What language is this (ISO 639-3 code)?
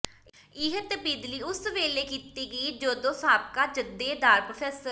pan